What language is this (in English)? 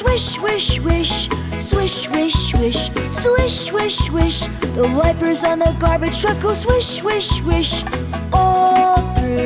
English